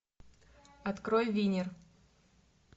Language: Russian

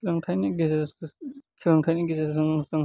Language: Bodo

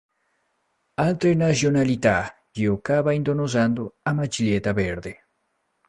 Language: Italian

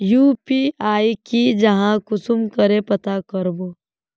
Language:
Magahi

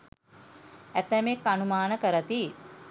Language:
Sinhala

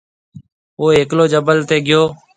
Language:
Marwari (Pakistan)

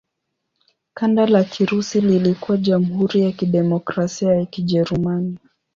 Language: Swahili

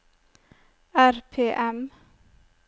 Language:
Norwegian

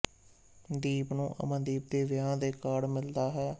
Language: Punjabi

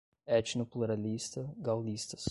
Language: Portuguese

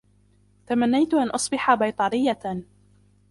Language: Arabic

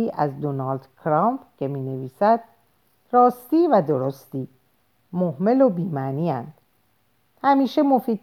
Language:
Persian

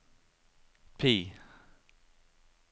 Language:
Norwegian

